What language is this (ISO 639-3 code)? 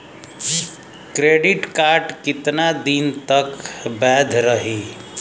bho